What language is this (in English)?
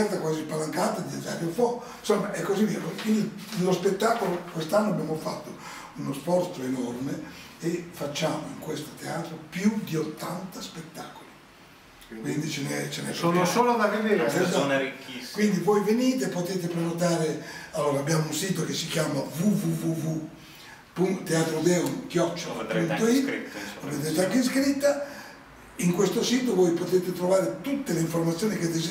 Italian